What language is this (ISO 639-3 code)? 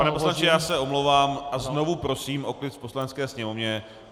ces